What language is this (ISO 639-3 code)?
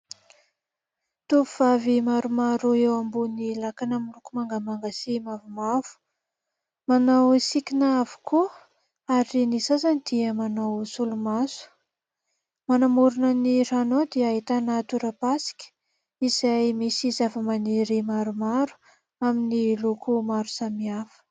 mlg